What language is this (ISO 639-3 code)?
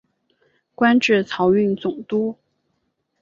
zho